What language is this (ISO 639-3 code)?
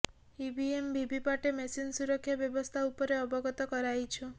ori